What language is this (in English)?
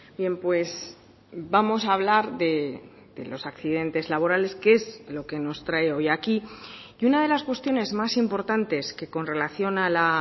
Spanish